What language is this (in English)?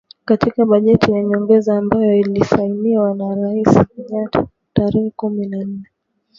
Swahili